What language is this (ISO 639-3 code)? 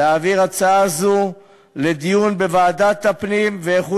heb